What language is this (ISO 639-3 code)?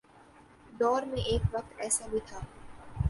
urd